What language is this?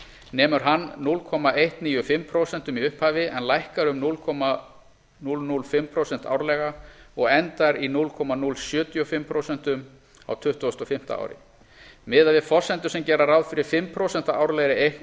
Icelandic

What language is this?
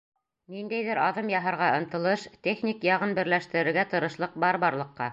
Bashkir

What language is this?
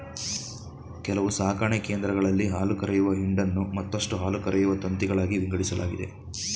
Kannada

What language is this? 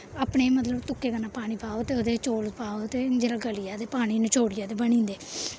Dogri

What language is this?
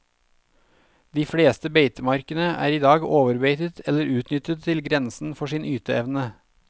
Norwegian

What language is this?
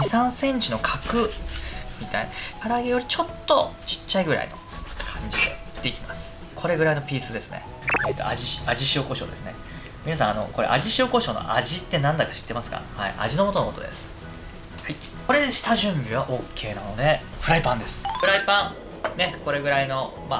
Japanese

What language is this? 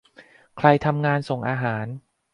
Thai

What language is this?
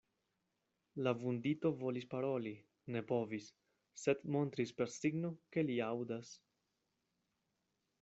Esperanto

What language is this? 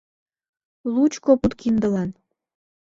Mari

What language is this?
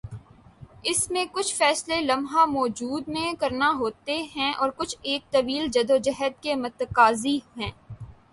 Urdu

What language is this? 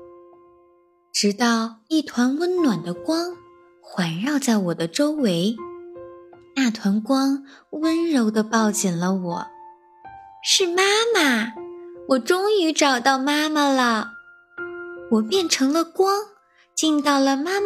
Chinese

